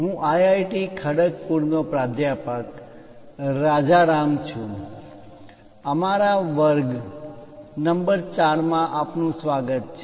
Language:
Gujarati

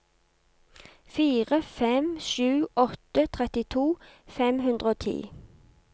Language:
Norwegian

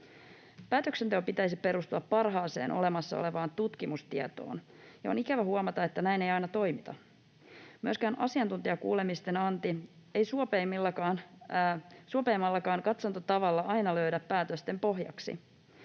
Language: Finnish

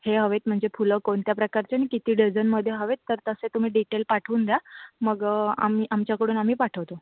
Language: Marathi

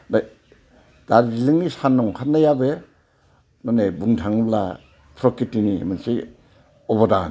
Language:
Bodo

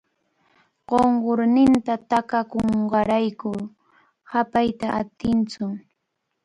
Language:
Cajatambo North Lima Quechua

